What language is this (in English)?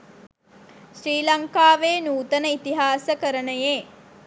Sinhala